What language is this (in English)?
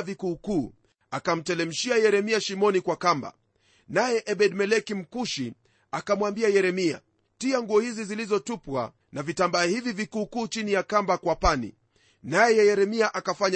Swahili